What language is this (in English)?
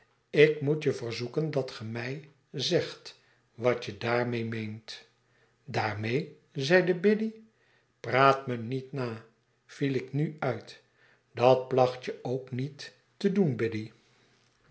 Dutch